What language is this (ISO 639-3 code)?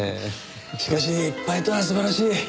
jpn